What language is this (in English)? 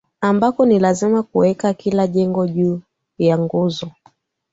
Swahili